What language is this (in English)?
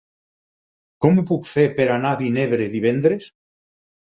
Catalan